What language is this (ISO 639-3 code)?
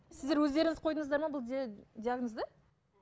kaz